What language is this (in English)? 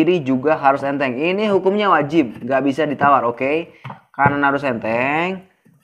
Indonesian